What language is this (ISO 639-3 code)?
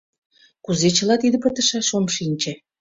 chm